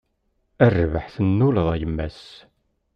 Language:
Kabyle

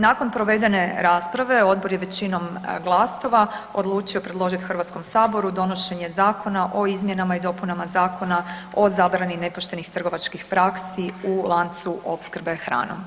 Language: Croatian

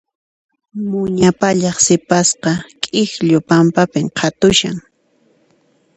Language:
Puno Quechua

